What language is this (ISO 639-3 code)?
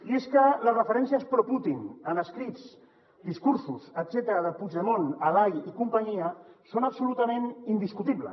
cat